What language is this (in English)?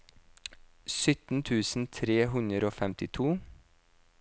Norwegian